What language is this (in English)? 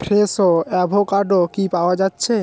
Bangla